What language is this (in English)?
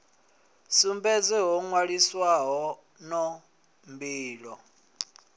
Venda